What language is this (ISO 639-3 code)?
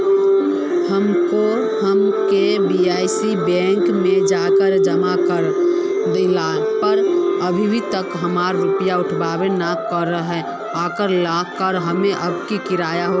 mag